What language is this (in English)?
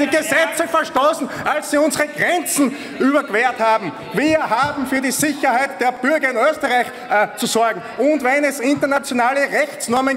German